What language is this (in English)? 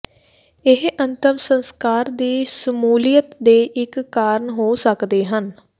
Punjabi